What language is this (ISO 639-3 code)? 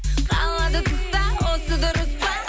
kaz